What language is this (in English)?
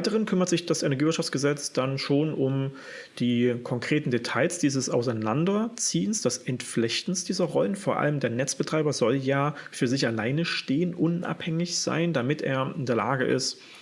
German